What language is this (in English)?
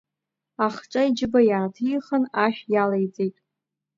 Abkhazian